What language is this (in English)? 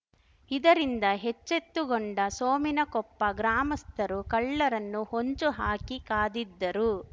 Kannada